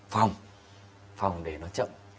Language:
Vietnamese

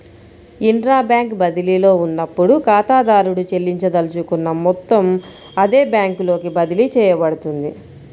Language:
Telugu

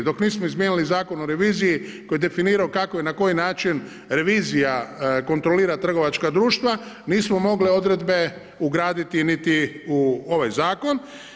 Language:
Croatian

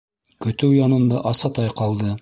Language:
Bashkir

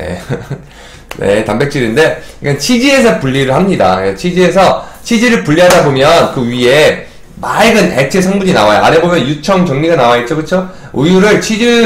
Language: Korean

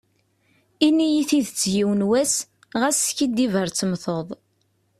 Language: Kabyle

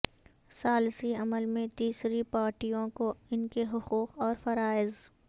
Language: Urdu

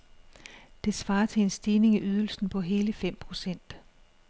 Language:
Danish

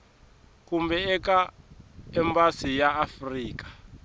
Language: Tsonga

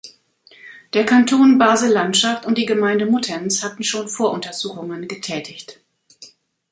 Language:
German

